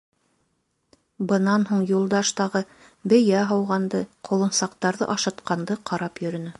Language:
Bashkir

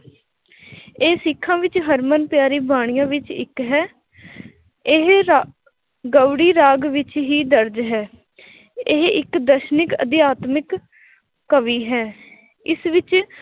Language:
Punjabi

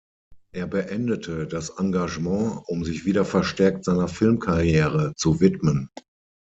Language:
German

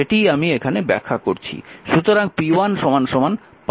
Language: Bangla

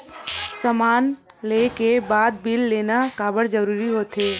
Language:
Chhattisgarhi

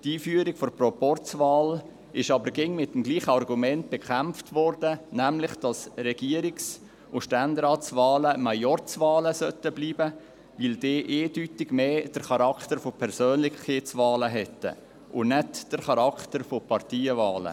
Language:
Swiss German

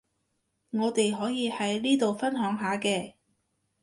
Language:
Cantonese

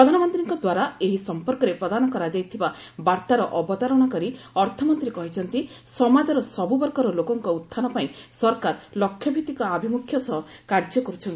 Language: Odia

